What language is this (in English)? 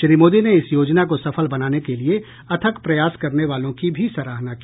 Hindi